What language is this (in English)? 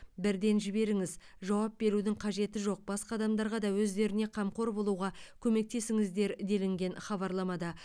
Kazakh